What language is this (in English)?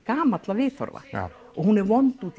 Icelandic